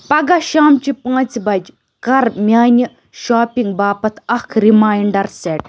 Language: Kashmiri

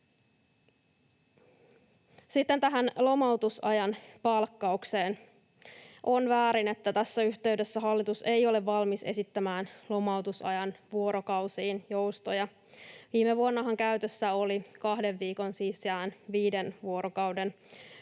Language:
Finnish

